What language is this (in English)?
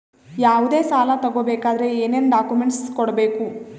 Kannada